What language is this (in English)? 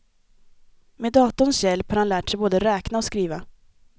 Swedish